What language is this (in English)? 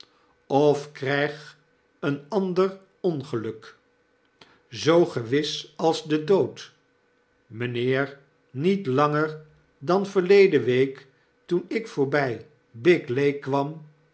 Dutch